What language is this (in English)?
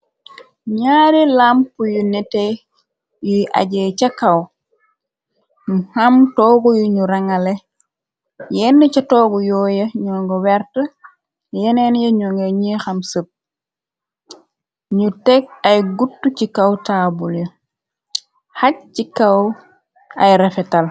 Wolof